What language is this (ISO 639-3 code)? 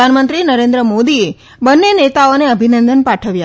guj